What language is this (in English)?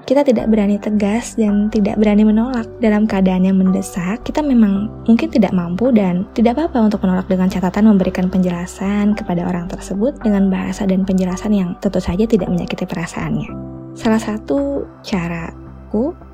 Indonesian